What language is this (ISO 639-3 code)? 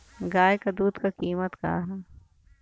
bho